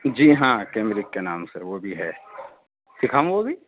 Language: Urdu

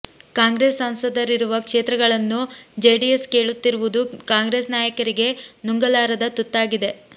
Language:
Kannada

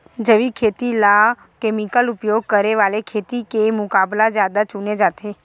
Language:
Chhattisgarhi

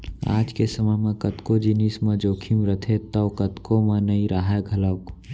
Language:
Chhattisgarhi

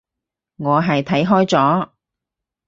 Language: Cantonese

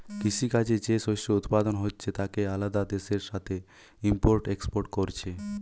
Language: Bangla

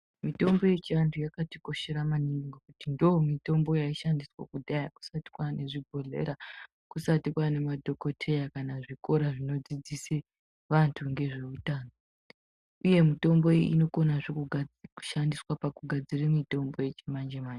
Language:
Ndau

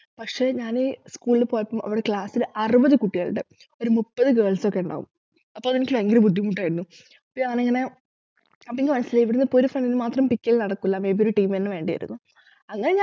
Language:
Malayalam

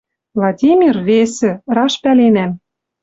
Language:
Western Mari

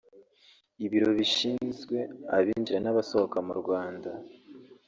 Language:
Kinyarwanda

